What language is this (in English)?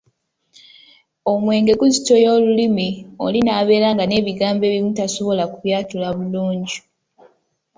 Ganda